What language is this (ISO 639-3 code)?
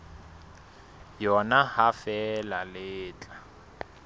sot